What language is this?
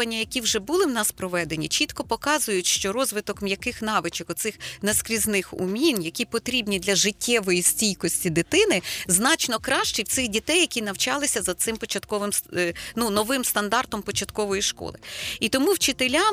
Ukrainian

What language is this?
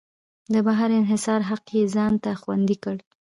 Pashto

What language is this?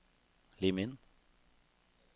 Norwegian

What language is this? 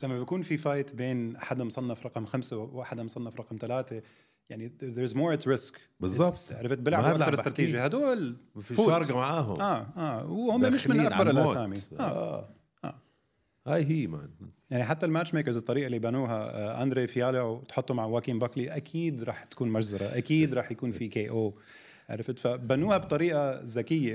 Arabic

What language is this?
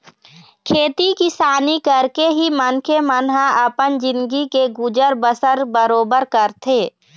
Chhattisgarhi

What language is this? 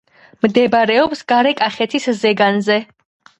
Georgian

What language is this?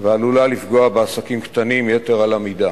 Hebrew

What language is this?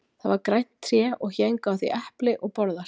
Icelandic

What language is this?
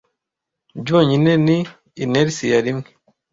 Kinyarwanda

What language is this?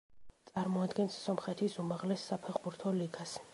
Georgian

